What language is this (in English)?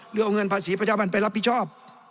Thai